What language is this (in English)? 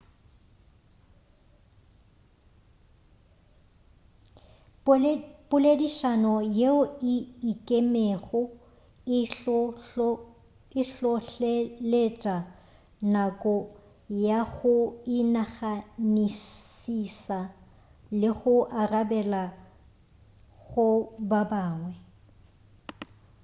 Northern Sotho